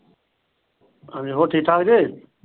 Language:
Punjabi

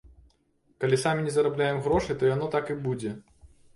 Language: Belarusian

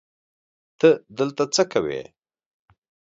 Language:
Pashto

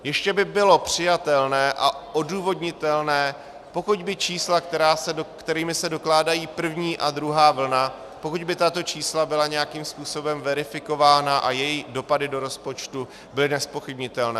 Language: Czech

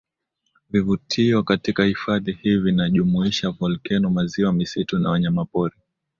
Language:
Swahili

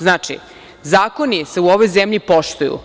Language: Serbian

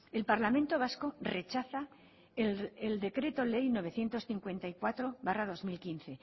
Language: Spanish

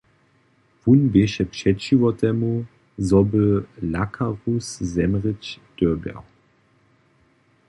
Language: Upper Sorbian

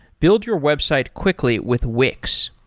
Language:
English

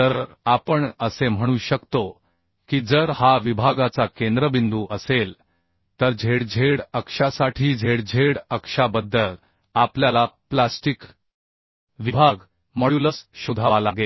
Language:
Marathi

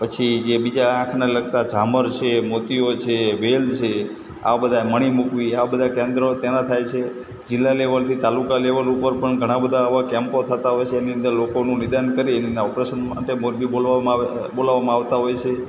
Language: Gujarati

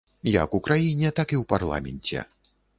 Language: Belarusian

